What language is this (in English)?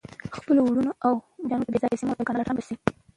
Pashto